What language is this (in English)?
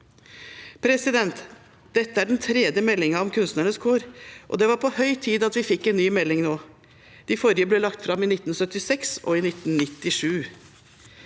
Norwegian